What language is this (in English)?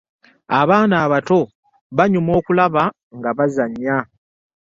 Ganda